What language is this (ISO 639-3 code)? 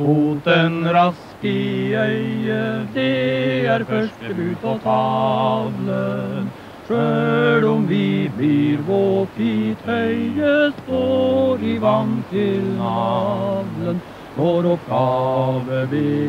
swe